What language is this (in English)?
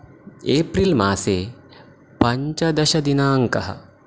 Sanskrit